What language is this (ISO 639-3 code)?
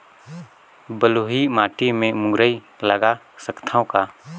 hne